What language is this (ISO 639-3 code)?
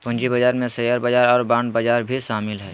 mag